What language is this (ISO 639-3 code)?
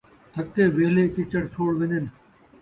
skr